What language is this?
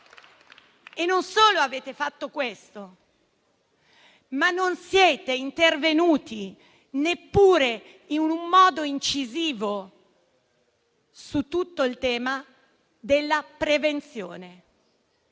Italian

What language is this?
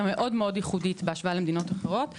Hebrew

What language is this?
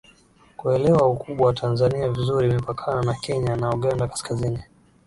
Swahili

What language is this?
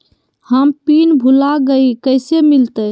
Magahi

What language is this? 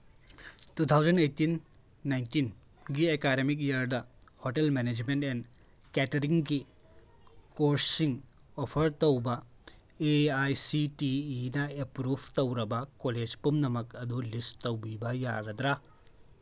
Manipuri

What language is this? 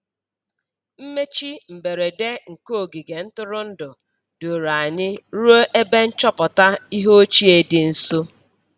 Igbo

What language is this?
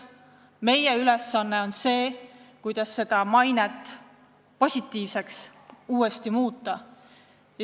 Estonian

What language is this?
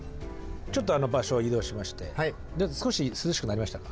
Japanese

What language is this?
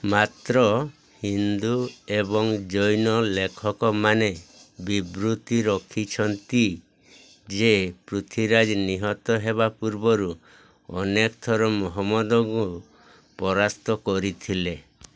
Odia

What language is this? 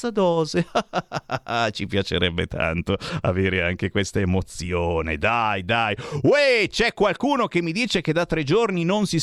Italian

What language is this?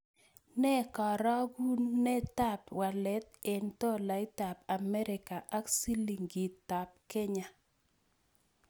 Kalenjin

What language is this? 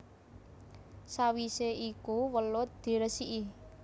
Javanese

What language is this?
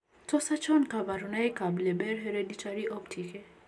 Kalenjin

